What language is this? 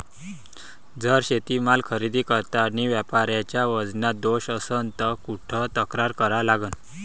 Marathi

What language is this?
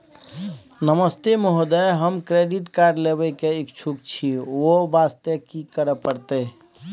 Maithili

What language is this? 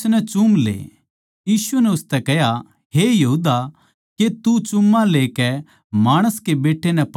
Haryanvi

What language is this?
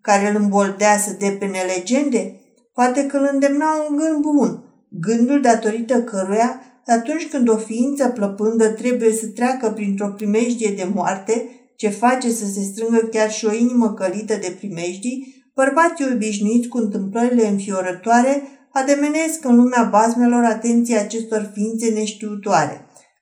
Romanian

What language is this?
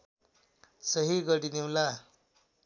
Nepali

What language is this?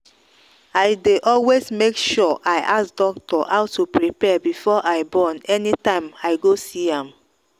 Nigerian Pidgin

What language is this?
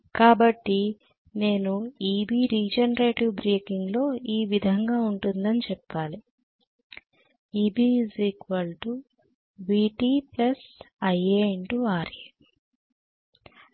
Telugu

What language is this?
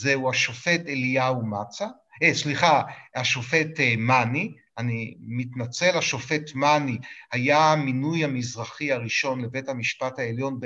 Hebrew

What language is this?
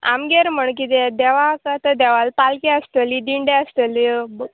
Konkani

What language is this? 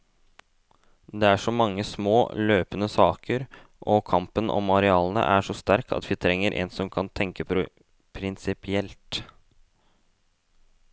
Norwegian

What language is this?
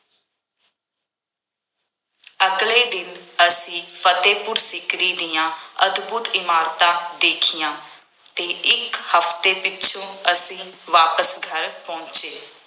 Punjabi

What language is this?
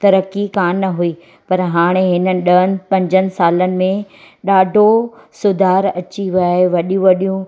Sindhi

